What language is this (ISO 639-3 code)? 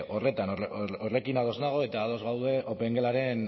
eus